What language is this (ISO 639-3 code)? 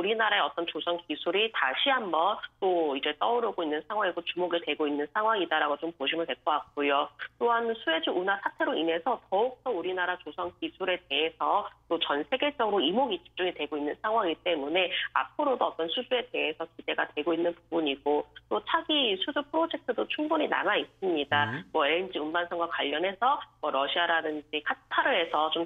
kor